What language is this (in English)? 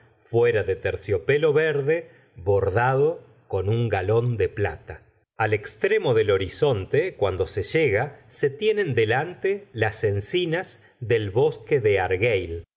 Spanish